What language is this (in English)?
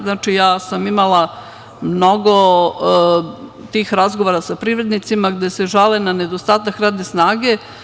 Serbian